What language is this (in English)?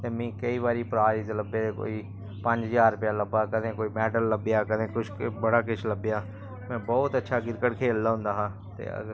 Dogri